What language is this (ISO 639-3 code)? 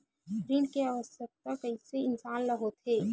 hne